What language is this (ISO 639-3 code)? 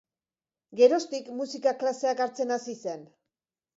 eus